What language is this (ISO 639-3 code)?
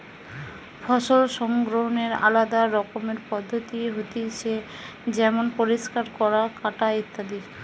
ben